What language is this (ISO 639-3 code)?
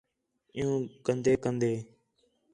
xhe